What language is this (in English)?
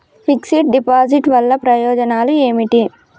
Telugu